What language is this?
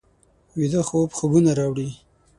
Pashto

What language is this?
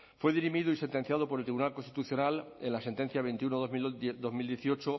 Spanish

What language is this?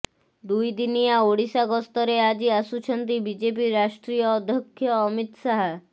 Odia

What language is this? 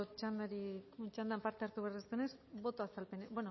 Basque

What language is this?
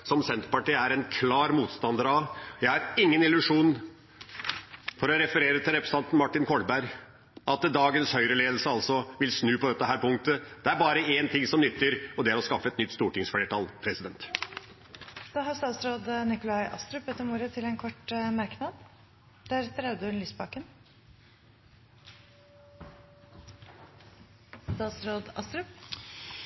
Norwegian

